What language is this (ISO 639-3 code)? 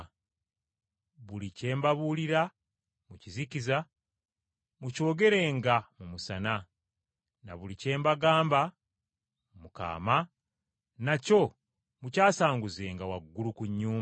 lug